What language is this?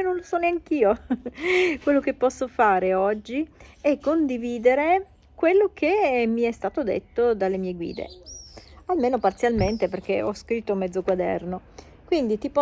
Italian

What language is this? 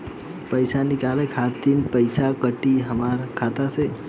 Bhojpuri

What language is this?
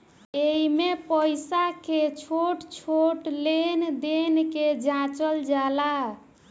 Bhojpuri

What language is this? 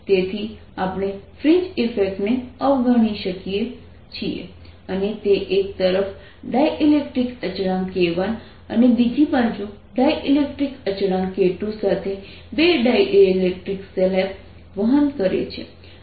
Gujarati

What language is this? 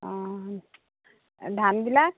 Assamese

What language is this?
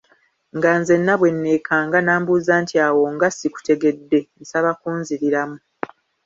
Ganda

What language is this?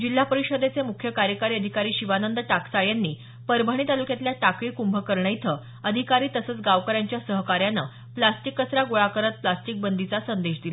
Marathi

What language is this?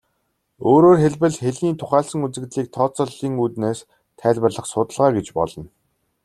Mongolian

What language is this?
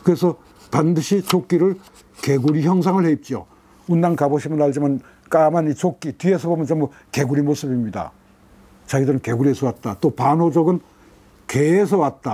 Korean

